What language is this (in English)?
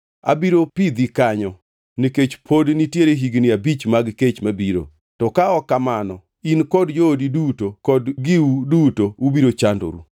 Luo (Kenya and Tanzania)